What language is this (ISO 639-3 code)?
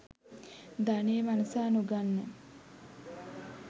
sin